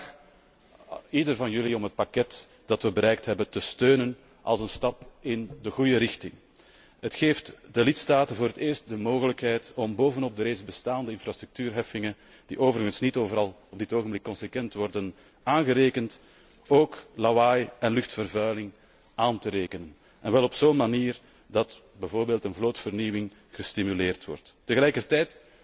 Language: Dutch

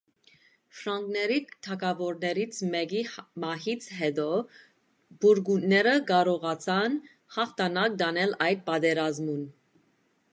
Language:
Armenian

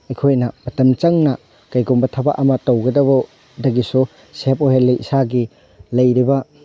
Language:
Manipuri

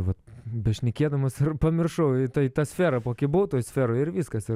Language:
Lithuanian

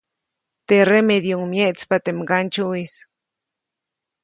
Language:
Copainalá Zoque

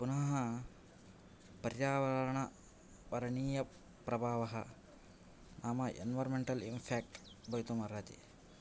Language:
Sanskrit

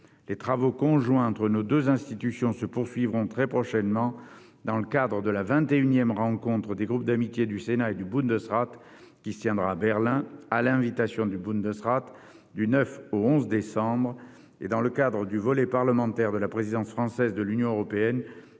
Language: French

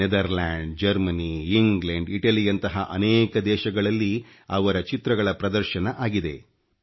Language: Kannada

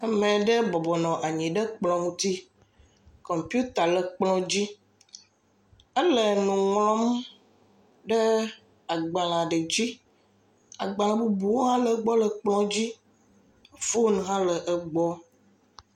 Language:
Ewe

